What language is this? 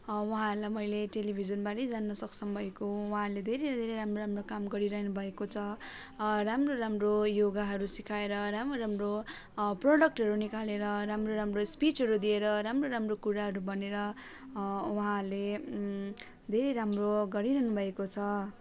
Nepali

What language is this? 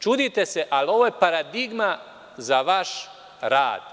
Serbian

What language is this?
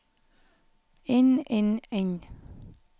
Norwegian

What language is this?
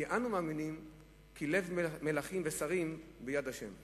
Hebrew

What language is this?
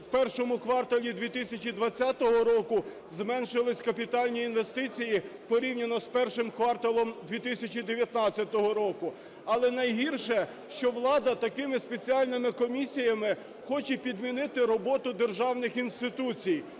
Ukrainian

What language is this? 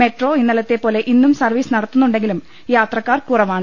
Malayalam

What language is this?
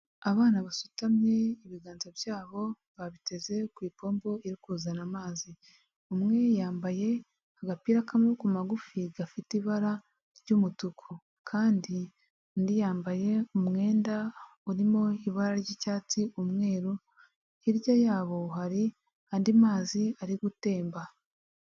Kinyarwanda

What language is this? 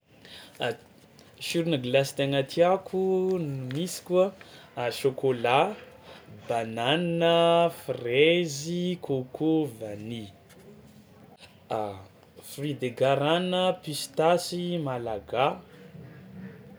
Tsimihety Malagasy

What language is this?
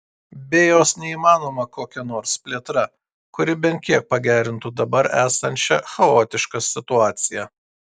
Lithuanian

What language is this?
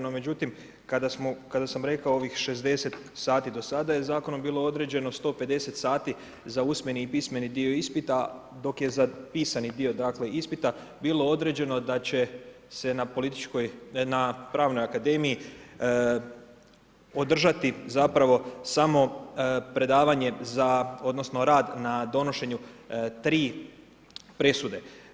Croatian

